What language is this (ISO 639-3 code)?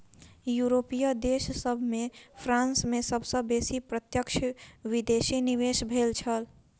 mai